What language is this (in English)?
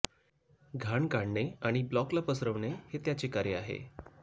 Marathi